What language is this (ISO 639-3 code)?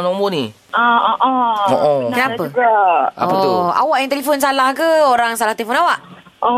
msa